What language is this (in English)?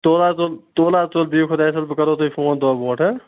Kashmiri